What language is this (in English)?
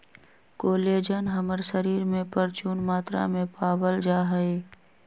Magahi